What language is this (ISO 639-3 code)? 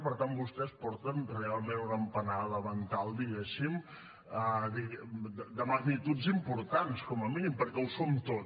cat